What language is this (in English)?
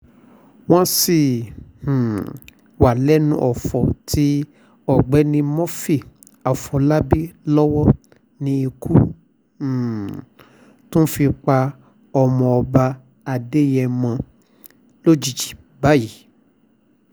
Yoruba